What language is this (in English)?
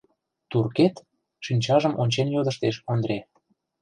Mari